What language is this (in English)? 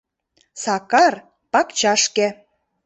Mari